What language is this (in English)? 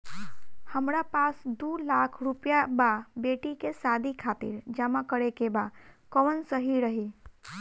Bhojpuri